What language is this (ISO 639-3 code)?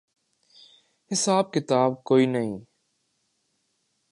urd